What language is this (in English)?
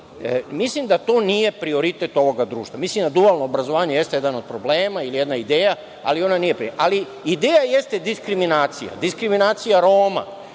Serbian